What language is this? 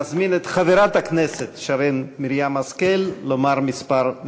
Hebrew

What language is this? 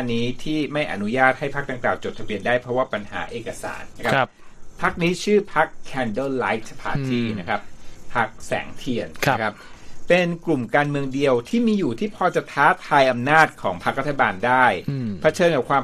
Thai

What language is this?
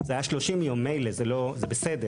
Hebrew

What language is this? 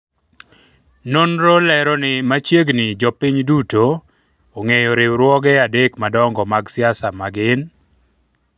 Luo (Kenya and Tanzania)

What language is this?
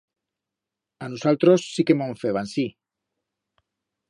Aragonese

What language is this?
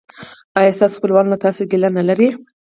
Pashto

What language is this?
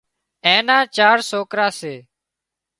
Wadiyara Koli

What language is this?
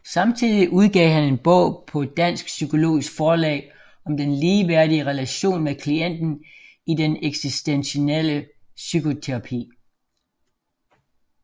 Danish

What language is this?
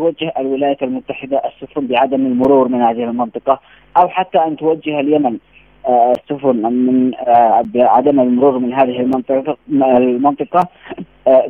Arabic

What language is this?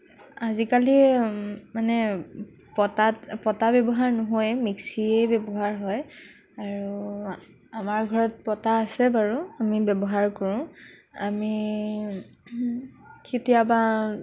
Assamese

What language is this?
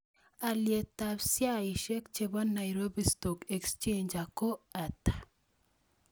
Kalenjin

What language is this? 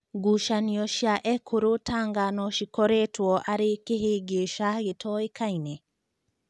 Kikuyu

